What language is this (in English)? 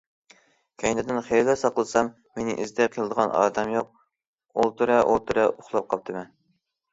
Uyghur